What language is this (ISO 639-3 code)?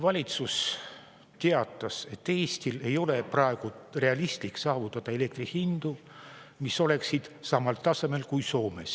est